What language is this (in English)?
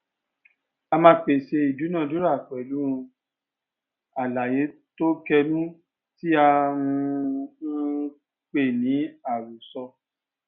Yoruba